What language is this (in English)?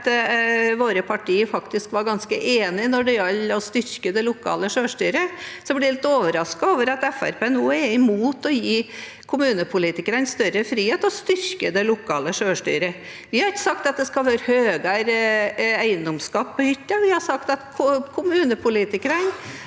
Norwegian